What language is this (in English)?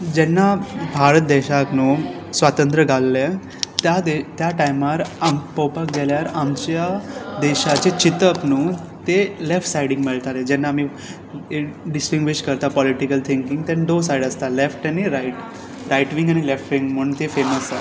Konkani